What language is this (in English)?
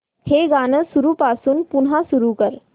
Marathi